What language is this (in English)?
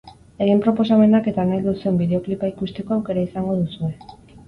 Basque